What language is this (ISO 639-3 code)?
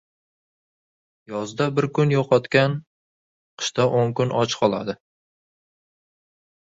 uzb